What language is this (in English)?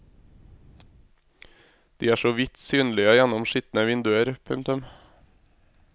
Norwegian